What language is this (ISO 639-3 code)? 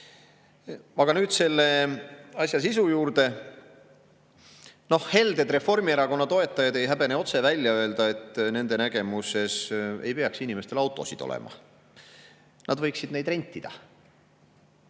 est